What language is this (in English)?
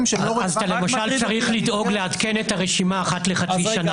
Hebrew